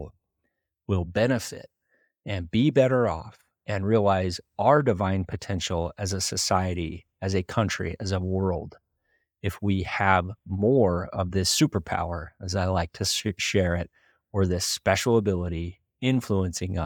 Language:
English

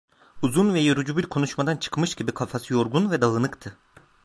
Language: Turkish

